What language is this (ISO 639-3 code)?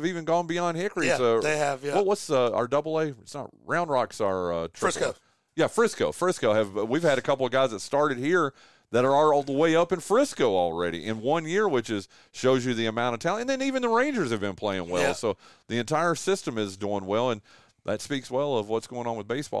eng